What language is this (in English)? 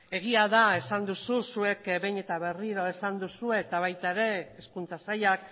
Basque